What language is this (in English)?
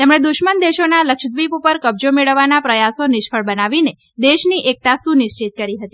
Gujarati